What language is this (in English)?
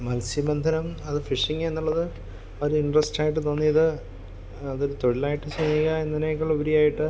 Malayalam